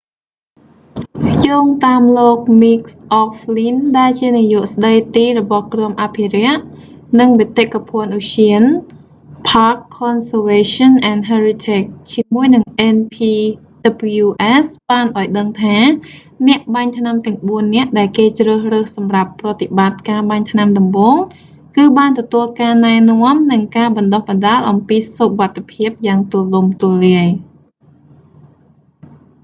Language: Khmer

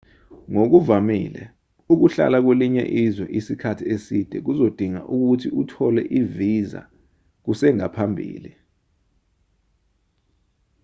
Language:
Zulu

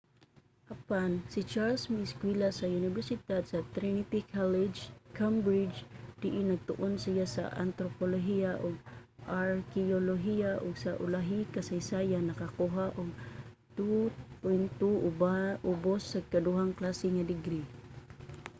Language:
Cebuano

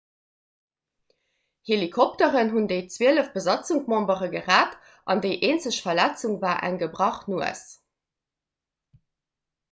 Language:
Luxembourgish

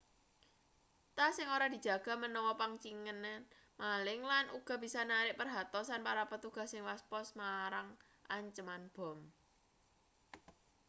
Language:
Javanese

